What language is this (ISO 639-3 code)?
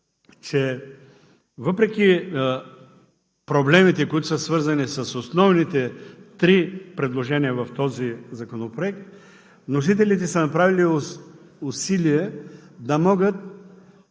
bul